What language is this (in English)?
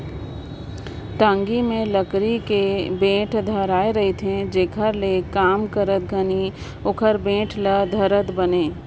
Chhattisgarhi